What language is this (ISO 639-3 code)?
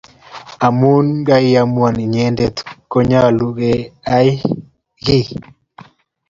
kln